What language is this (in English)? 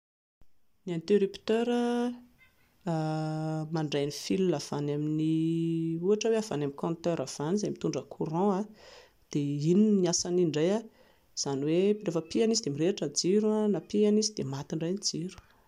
Malagasy